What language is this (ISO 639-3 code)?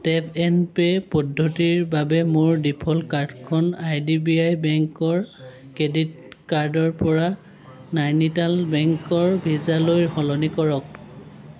asm